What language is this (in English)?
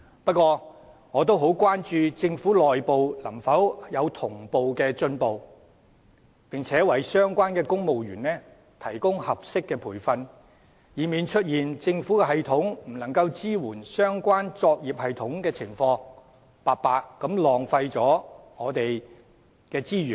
Cantonese